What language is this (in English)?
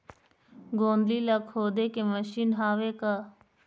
Chhattisgarhi